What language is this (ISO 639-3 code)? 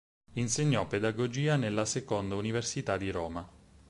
ita